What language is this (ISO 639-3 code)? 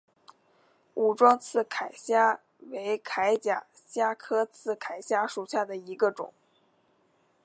zho